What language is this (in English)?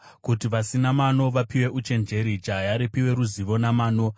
Shona